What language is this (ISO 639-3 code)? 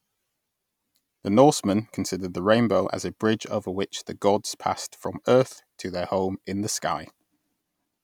eng